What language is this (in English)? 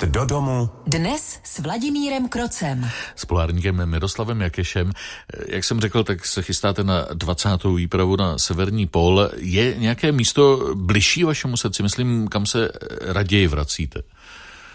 Czech